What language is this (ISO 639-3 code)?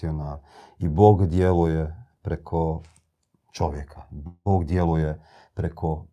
hrv